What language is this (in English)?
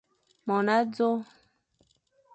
Fang